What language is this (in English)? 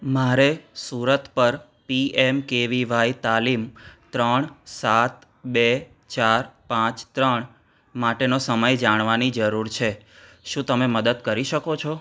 Gujarati